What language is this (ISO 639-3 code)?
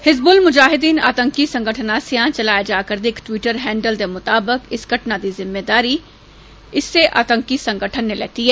doi